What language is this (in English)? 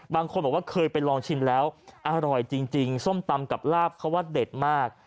Thai